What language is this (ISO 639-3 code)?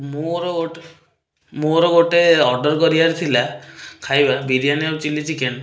ori